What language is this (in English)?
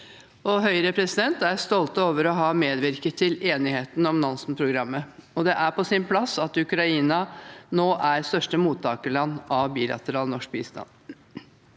Norwegian